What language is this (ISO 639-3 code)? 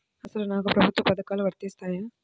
tel